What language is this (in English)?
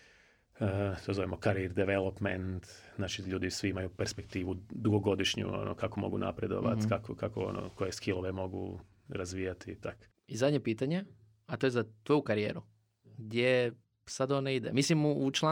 Croatian